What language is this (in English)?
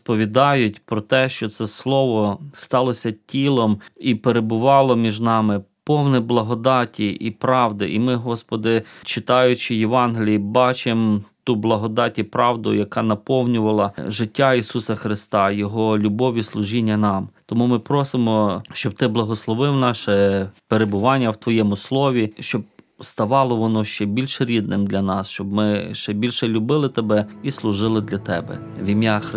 Ukrainian